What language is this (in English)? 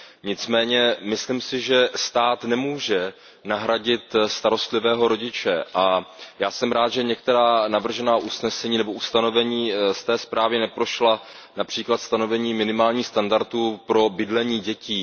Czech